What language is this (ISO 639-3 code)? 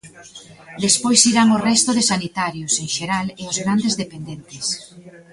glg